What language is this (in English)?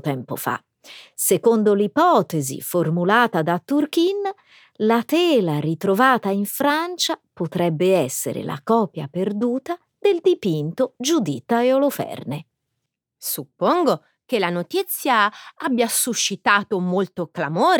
Italian